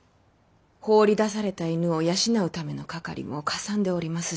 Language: Japanese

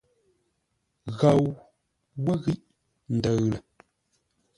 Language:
Ngombale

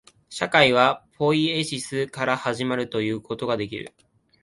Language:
Japanese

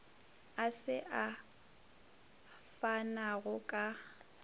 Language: Northern Sotho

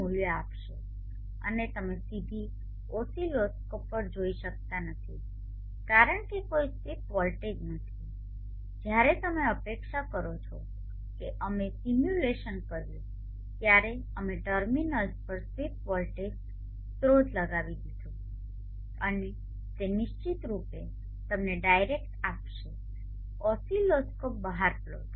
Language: Gujarati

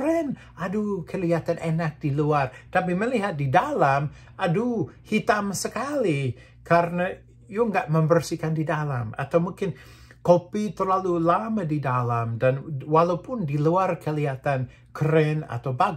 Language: Indonesian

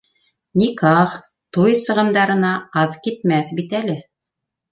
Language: Bashkir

